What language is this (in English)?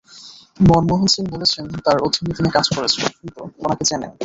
Bangla